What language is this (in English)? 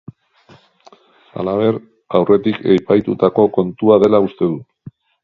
Basque